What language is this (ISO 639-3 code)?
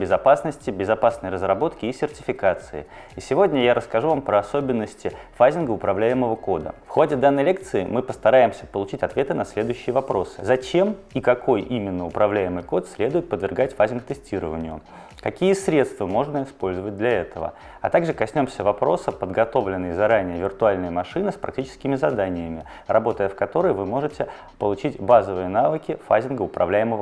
rus